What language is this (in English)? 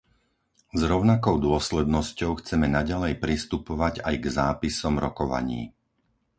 Slovak